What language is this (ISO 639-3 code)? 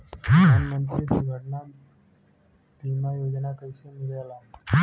bho